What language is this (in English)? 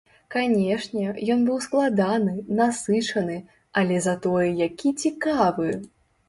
Belarusian